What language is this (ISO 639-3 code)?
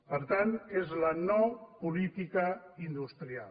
cat